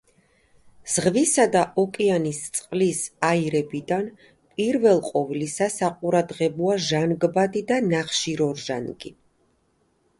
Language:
Georgian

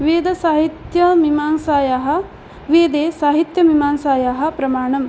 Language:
Sanskrit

